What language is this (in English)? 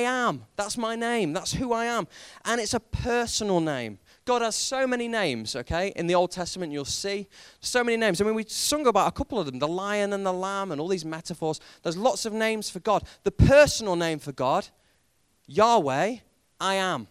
English